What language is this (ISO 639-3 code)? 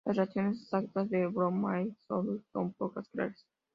spa